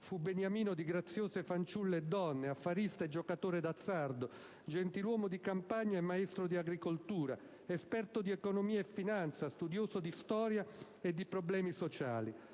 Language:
Italian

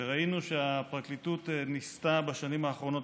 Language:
Hebrew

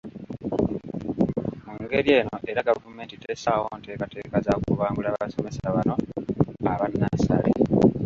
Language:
Ganda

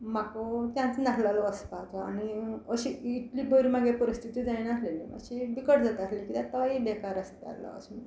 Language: Konkani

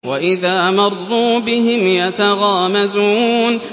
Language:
Arabic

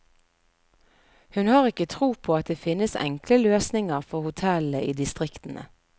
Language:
Norwegian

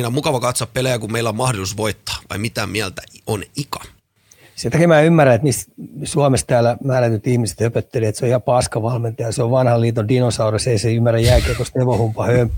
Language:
Finnish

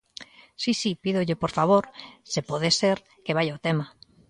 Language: Galician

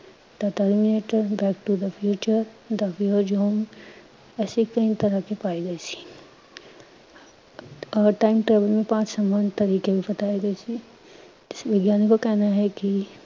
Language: Punjabi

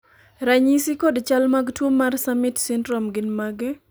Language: Luo (Kenya and Tanzania)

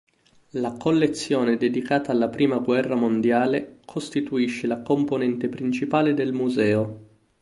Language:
Italian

